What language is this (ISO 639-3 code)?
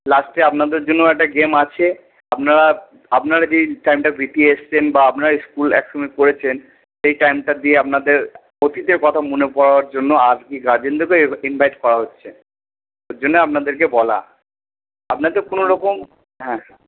ben